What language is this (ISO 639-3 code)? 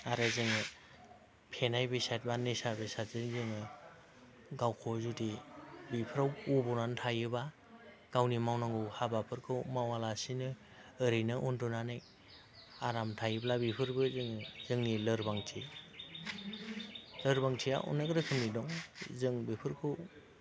brx